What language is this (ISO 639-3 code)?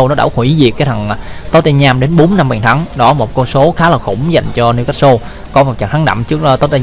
vie